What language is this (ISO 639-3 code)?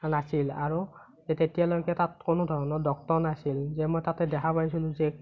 asm